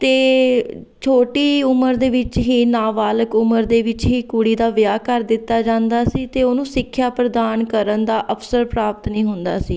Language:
Punjabi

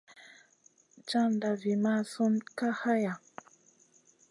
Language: Masana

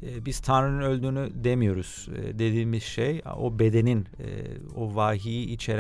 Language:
Turkish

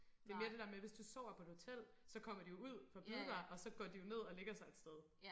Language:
Danish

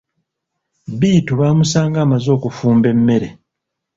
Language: Ganda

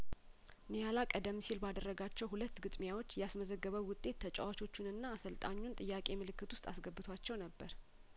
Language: Amharic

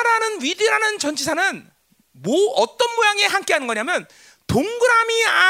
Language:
Korean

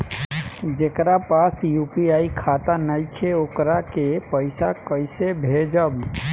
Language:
Bhojpuri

